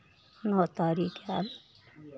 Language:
Maithili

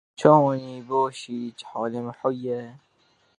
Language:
Kurdish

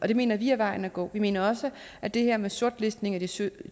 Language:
Danish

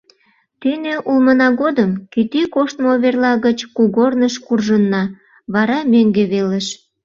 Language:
Mari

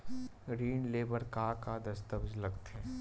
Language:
Chhattisgarhi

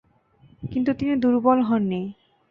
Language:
Bangla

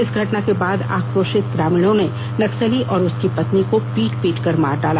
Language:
Hindi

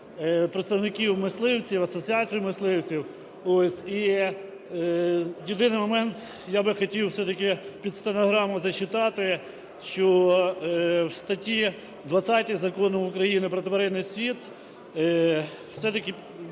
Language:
Ukrainian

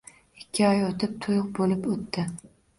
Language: Uzbek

